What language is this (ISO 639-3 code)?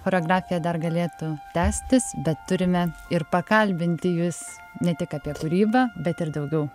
lit